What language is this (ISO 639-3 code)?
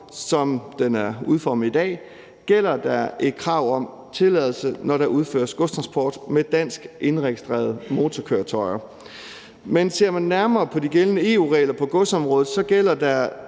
dan